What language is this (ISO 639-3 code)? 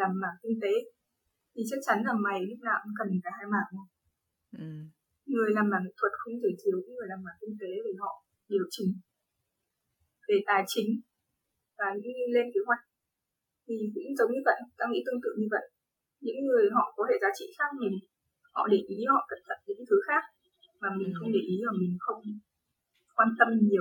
vie